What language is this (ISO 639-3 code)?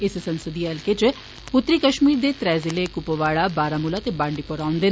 doi